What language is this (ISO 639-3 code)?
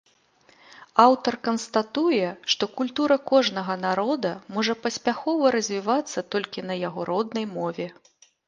bel